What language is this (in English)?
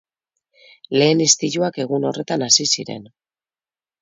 Basque